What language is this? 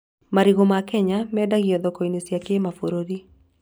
Kikuyu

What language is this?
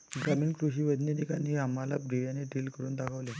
Marathi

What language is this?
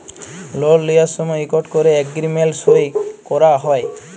Bangla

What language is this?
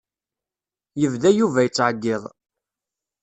Kabyle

